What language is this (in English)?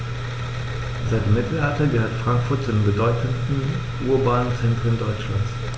German